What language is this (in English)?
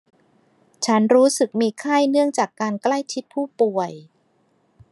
Thai